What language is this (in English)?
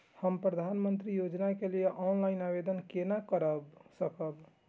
Maithili